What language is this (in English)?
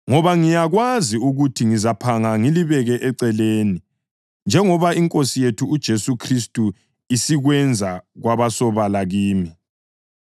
North Ndebele